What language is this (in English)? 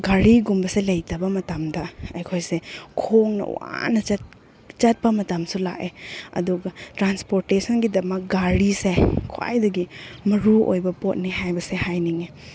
Manipuri